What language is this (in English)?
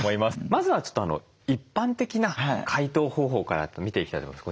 Japanese